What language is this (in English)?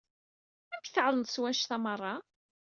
Kabyle